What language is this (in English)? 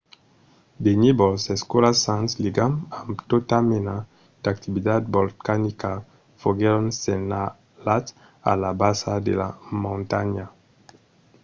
Occitan